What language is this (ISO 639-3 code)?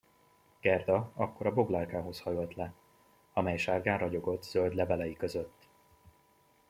hun